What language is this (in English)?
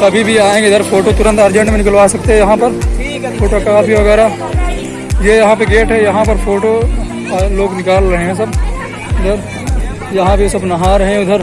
Hindi